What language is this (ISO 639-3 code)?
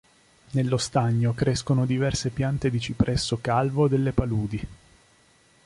ita